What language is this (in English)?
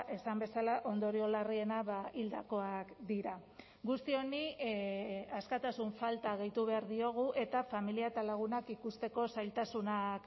Basque